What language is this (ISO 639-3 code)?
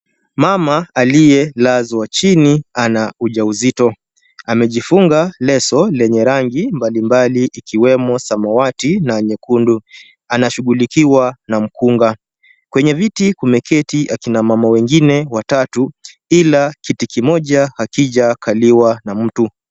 swa